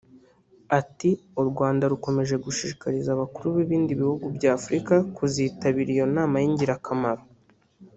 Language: Kinyarwanda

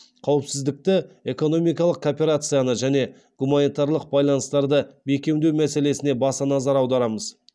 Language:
Kazakh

